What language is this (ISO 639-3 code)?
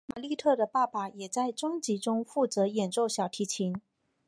zho